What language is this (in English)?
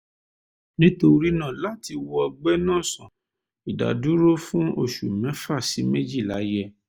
Yoruba